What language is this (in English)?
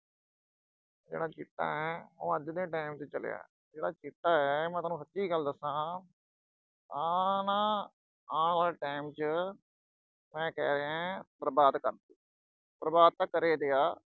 Punjabi